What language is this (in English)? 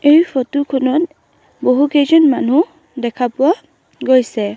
Assamese